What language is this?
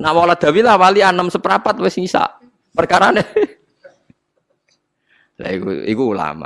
Indonesian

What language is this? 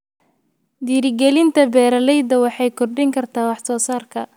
Somali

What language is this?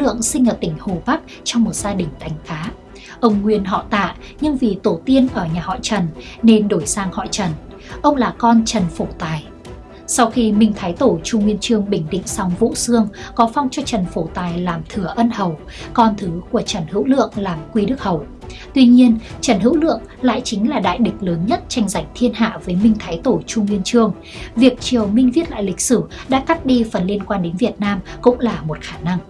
Vietnamese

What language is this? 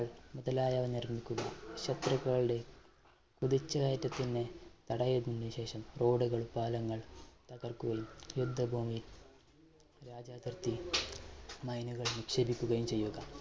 Malayalam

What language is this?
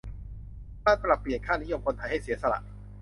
Thai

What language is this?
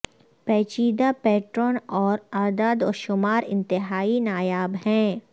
Urdu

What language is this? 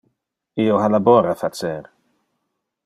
Interlingua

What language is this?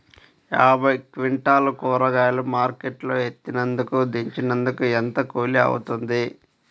Telugu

